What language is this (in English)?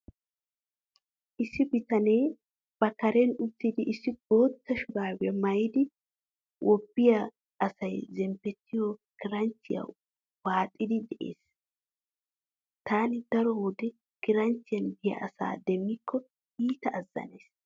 Wolaytta